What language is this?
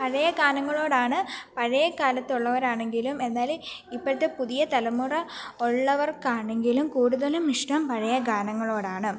Malayalam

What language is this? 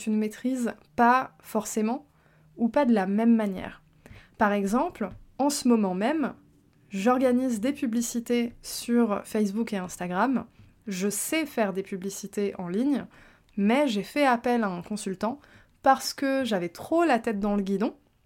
French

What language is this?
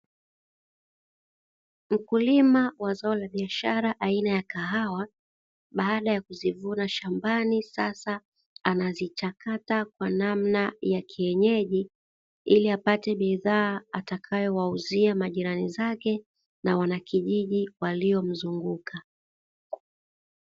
Swahili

